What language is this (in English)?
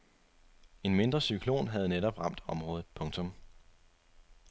Danish